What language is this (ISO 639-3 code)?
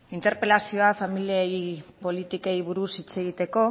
eus